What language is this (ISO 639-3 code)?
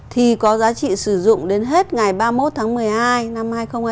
vie